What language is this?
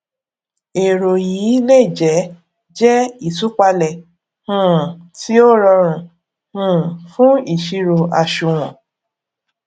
Yoruba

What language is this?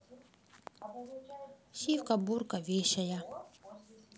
Russian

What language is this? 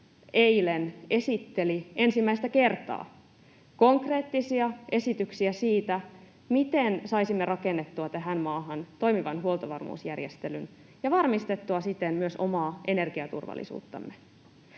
Finnish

